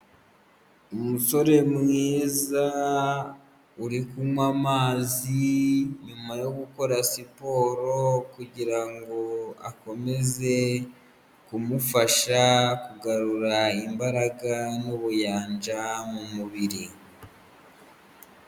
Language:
Kinyarwanda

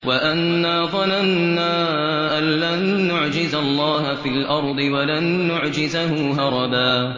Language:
Arabic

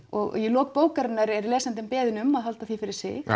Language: Icelandic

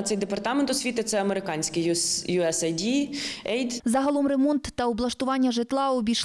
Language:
Ukrainian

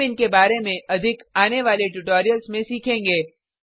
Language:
Hindi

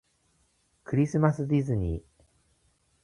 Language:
Japanese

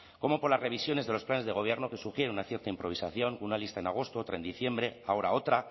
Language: Spanish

